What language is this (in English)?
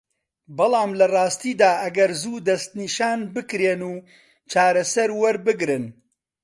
Central Kurdish